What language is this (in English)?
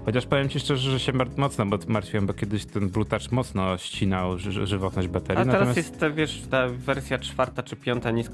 Polish